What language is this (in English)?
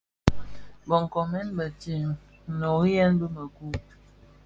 Bafia